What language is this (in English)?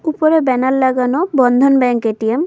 Bangla